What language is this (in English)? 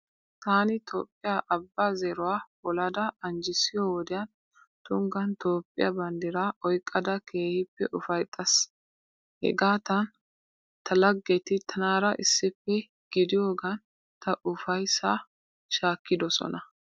Wolaytta